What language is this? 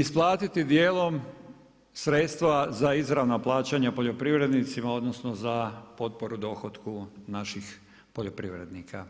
Croatian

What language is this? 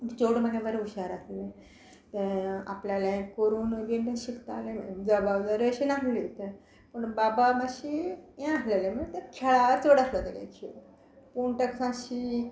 Konkani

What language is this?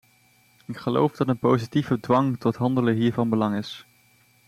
Dutch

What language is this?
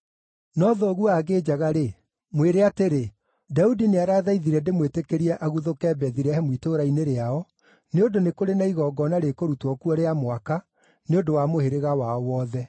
Kikuyu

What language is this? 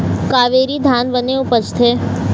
Chhattisgarhi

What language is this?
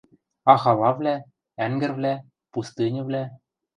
Western Mari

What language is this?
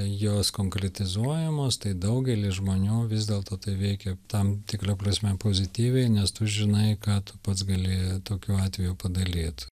Lithuanian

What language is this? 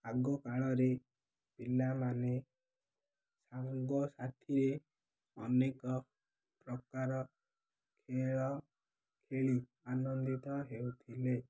Odia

